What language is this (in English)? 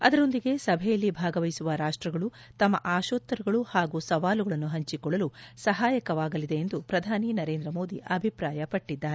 Kannada